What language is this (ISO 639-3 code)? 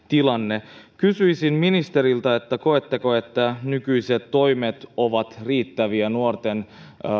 fin